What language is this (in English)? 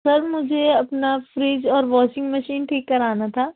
Urdu